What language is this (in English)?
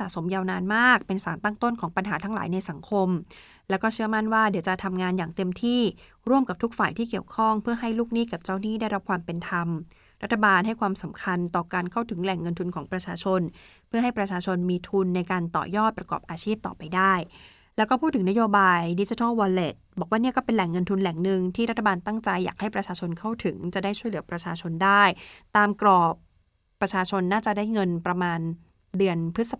Thai